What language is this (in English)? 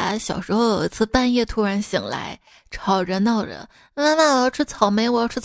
Chinese